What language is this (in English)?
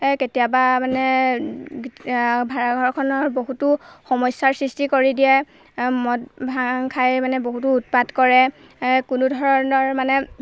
Assamese